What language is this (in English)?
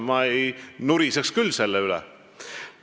Estonian